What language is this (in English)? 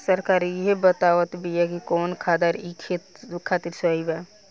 Bhojpuri